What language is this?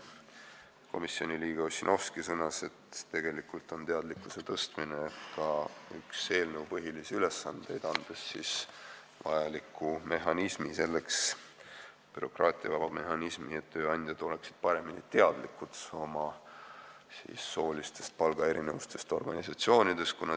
Estonian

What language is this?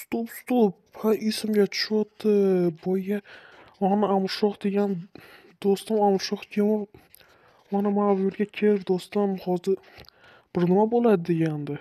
Turkish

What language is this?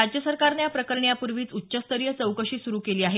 Marathi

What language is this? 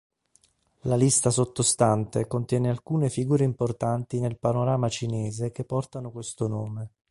Italian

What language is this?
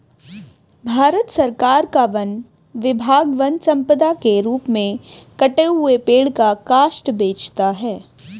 Hindi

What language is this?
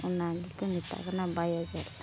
Santali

